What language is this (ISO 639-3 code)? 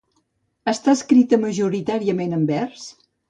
cat